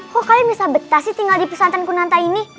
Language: Indonesian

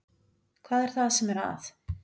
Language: Icelandic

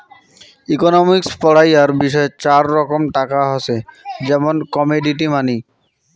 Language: Bangla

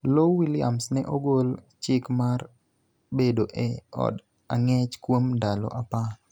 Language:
Luo (Kenya and Tanzania)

